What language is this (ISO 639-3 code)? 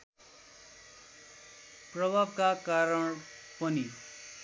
nep